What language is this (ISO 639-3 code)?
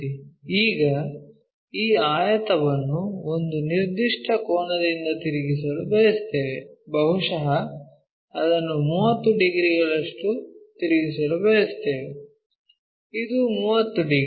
kan